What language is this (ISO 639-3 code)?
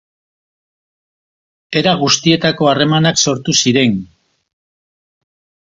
eus